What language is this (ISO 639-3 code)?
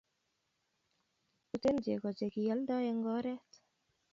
kln